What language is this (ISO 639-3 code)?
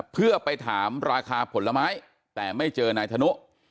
tha